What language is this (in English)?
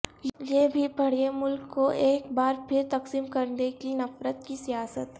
Urdu